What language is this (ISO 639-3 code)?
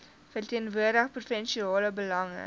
afr